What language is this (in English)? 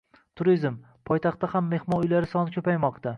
Uzbek